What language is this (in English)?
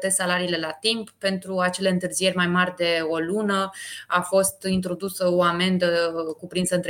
Romanian